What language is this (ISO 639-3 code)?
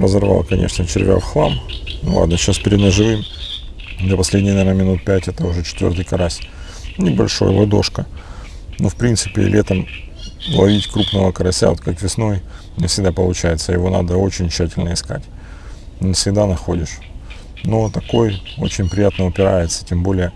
rus